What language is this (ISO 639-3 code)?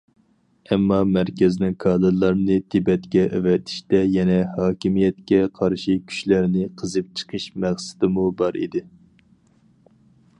uig